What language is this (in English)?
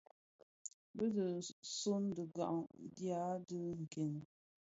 Bafia